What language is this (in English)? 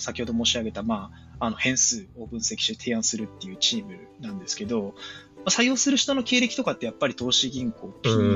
Japanese